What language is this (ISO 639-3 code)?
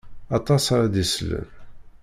kab